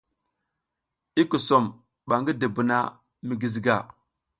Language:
South Giziga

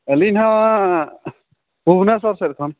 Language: Santali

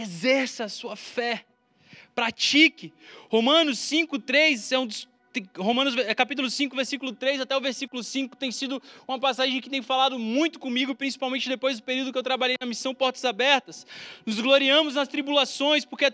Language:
Portuguese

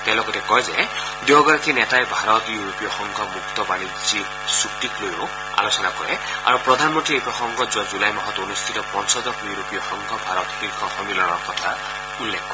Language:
Assamese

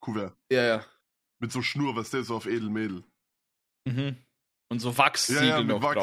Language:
German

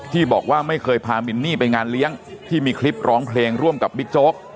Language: Thai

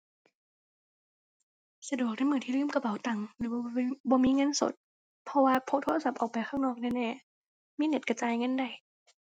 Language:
Thai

